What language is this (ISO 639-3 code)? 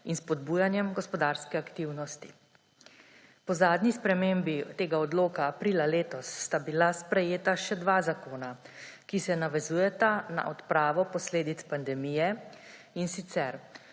slv